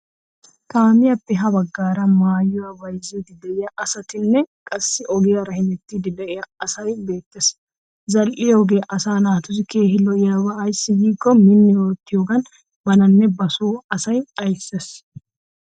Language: Wolaytta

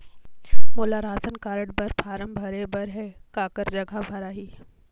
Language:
Chhattisgarhi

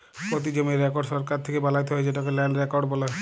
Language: Bangla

